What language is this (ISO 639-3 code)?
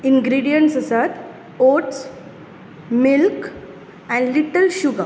kok